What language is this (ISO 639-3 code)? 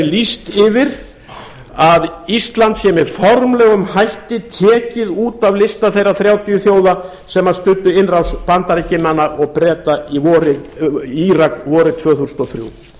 isl